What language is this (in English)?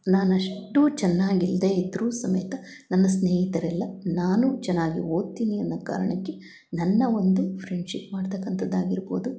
Kannada